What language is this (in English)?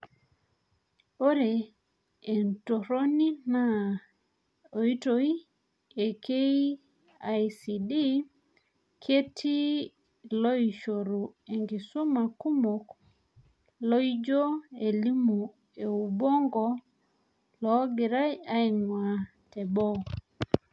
Masai